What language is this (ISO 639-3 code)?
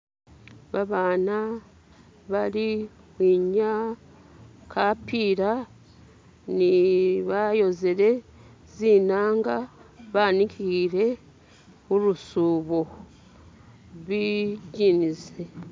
myx